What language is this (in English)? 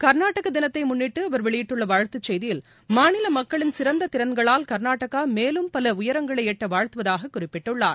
Tamil